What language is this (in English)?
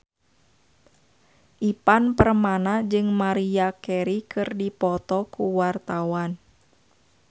Sundanese